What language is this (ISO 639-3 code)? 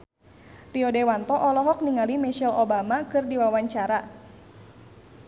sun